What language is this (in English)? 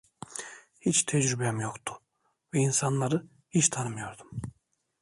Turkish